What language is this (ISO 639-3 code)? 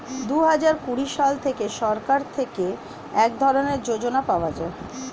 ben